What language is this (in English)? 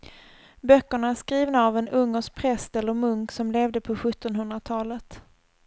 Swedish